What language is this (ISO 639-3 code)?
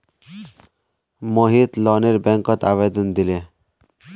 mag